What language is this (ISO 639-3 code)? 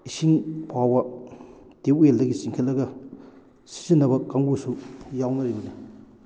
mni